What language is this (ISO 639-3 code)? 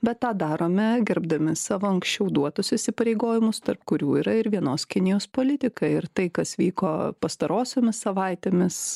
lit